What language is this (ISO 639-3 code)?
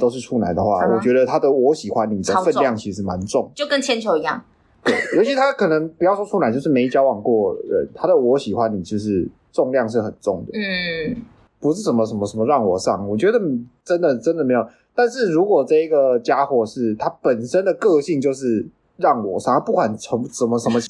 zho